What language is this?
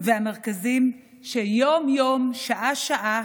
Hebrew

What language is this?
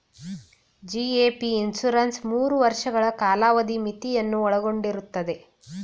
Kannada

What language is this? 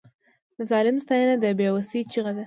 Pashto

